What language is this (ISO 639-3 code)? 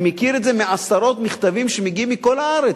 heb